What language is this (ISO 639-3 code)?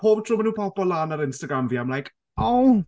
cym